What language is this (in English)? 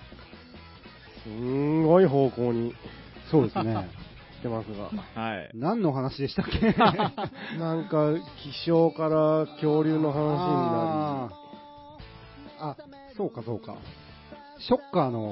Japanese